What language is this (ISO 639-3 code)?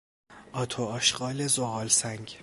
fas